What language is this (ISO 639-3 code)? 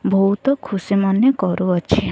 ori